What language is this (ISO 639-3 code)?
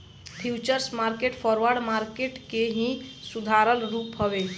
bho